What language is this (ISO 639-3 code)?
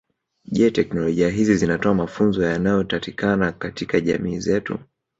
swa